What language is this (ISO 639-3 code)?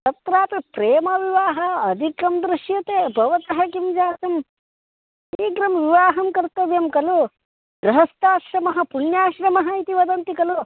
san